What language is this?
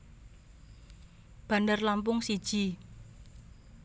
Javanese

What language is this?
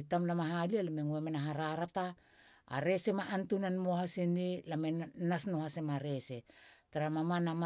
Halia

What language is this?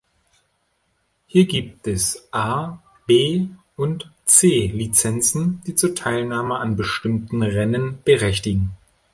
German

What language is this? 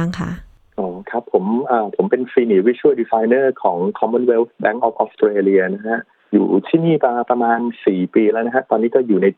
Thai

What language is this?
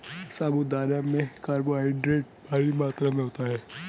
Hindi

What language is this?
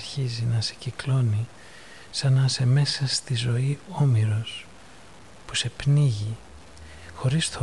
Greek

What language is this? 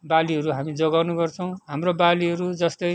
Nepali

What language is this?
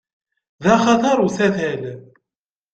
Kabyle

